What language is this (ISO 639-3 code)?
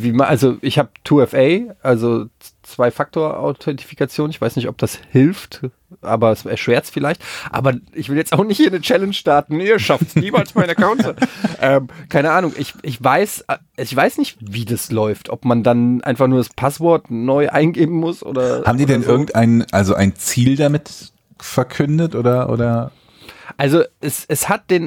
deu